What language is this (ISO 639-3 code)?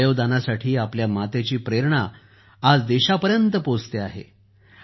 mar